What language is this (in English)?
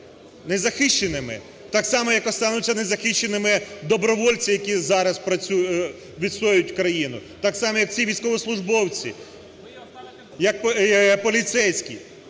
Ukrainian